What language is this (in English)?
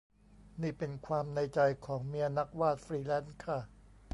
Thai